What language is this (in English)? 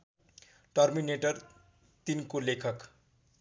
Nepali